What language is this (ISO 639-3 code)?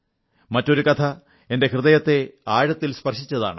mal